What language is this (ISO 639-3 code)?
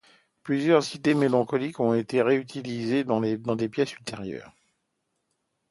fra